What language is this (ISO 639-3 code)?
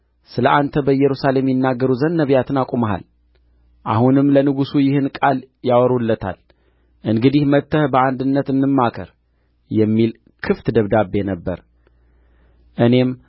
amh